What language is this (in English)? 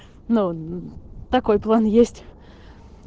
Russian